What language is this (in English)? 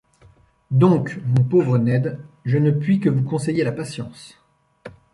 French